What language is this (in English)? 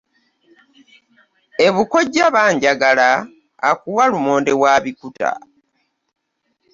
Ganda